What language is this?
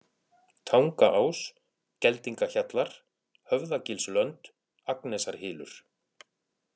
Icelandic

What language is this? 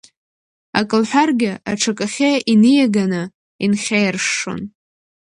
Abkhazian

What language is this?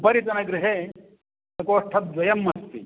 Sanskrit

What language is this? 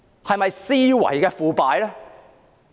Cantonese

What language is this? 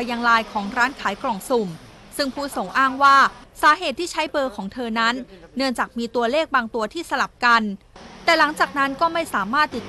Thai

